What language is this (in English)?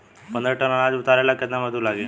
Bhojpuri